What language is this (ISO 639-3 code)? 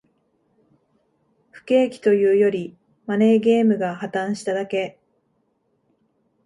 jpn